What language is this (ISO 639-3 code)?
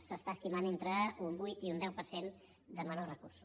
cat